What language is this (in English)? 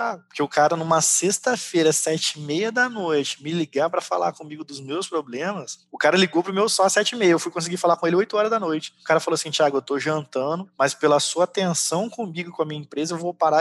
Portuguese